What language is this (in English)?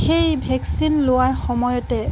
Assamese